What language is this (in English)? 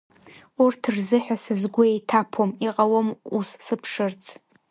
Abkhazian